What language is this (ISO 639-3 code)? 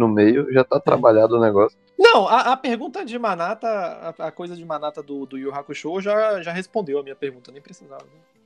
por